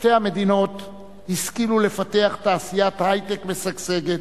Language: Hebrew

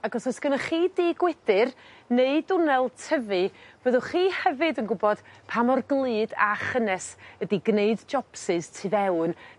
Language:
Welsh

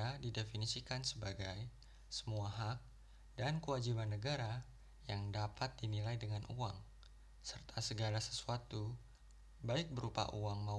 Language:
Indonesian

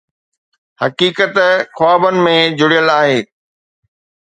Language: Sindhi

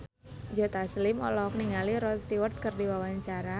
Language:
Sundanese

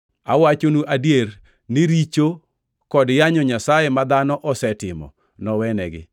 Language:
Luo (Kenya and Tanzania)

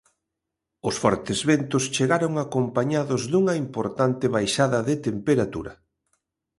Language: Galician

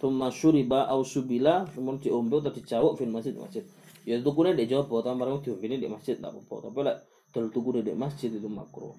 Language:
Malay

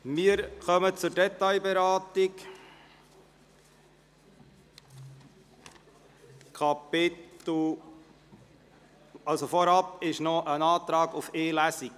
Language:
Swiss German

